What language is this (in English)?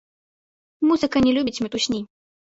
Belarusian